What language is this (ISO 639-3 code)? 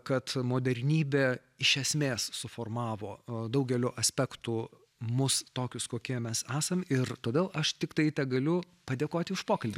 lit